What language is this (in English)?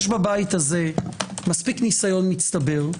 Hebrew